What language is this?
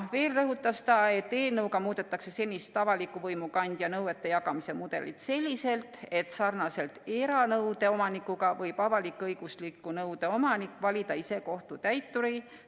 Estonian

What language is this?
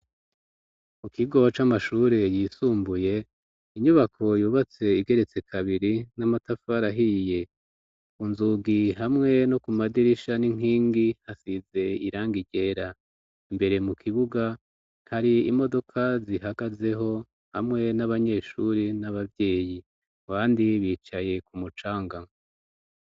Rundi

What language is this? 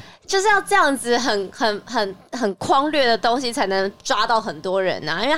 Chinese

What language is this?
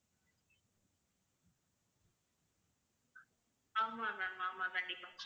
Tamil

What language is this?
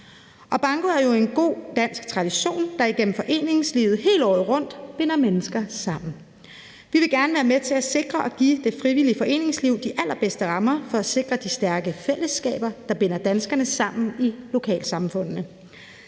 Danish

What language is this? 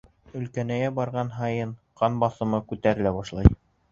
Bashkir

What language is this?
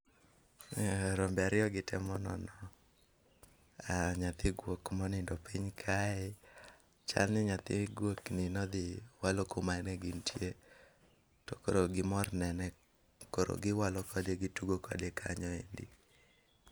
Luo (Kenya and Tanzania)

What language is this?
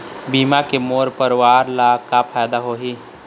Chhattisgarhi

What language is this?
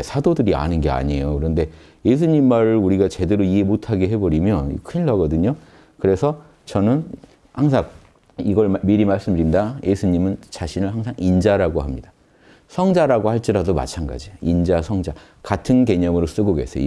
Korean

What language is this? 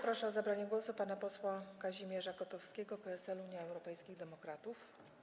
Polish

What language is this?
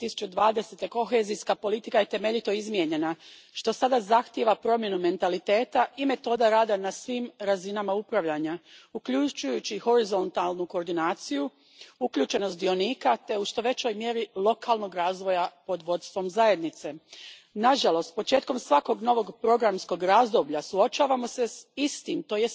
Croatian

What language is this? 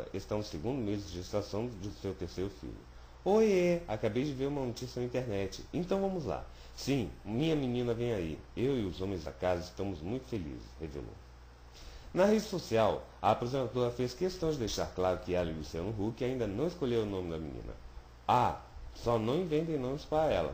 Portuguese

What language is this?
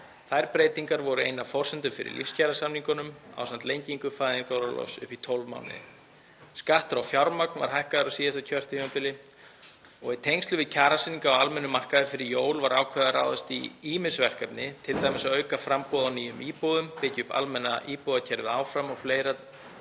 Icelandic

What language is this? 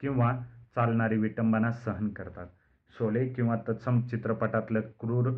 Marathi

